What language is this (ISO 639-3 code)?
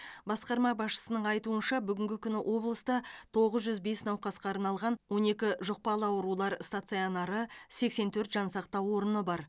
kaz